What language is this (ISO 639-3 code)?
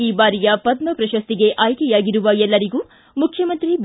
kan